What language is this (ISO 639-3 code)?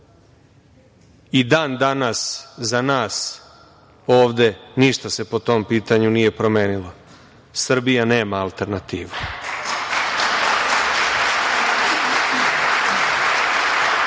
srp